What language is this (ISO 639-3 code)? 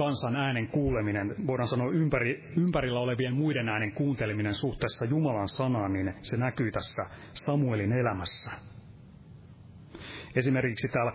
fin